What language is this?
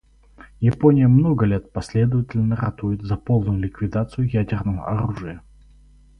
Russian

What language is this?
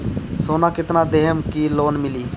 Bhojpuri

